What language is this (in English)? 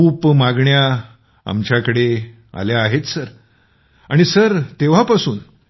Marathi